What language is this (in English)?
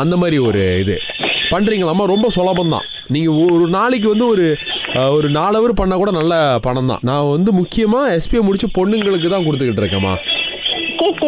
Tamil